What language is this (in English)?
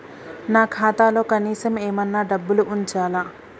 Telugu